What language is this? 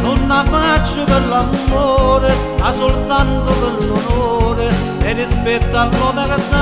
Romanian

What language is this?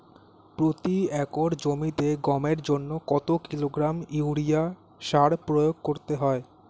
Bangla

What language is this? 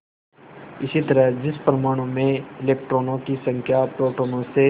Hindi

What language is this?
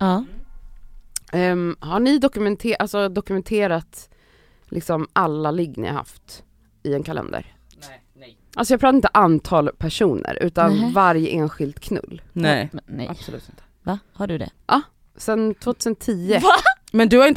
Swedish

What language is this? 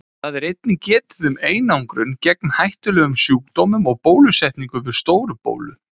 Icelandic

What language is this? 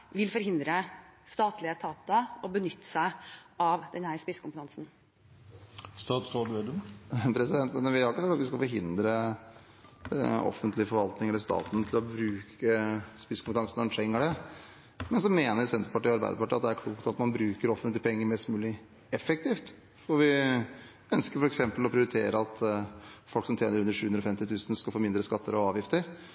Norwegian Bokmål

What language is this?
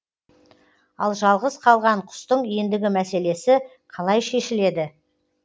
Kazakh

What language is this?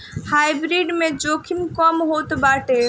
Bhojpuri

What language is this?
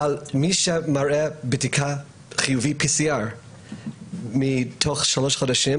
Hebrew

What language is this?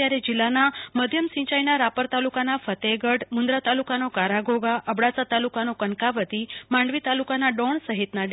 Gujarati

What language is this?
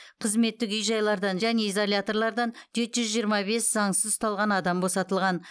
Kazakh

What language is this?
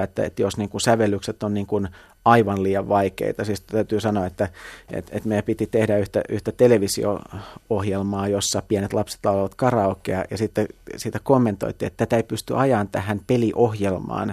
Finnish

